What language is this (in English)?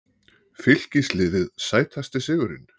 Icelandic